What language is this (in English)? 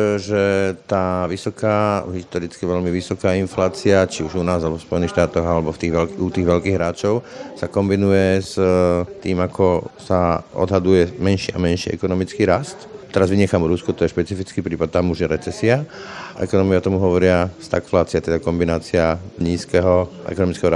Slovak